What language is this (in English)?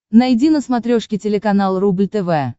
Russian